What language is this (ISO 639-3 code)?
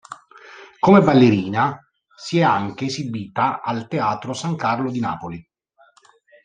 ita